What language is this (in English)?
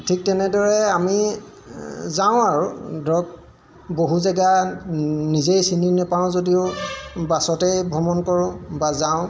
Assamese